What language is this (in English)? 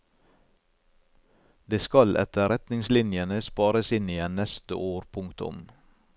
Norwegian